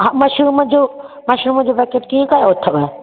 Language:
Sindhi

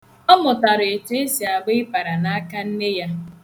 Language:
Igbo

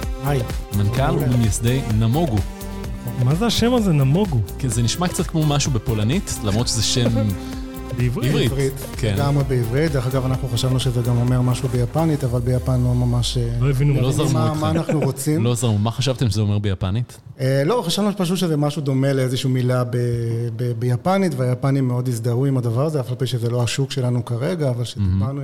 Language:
Hebrew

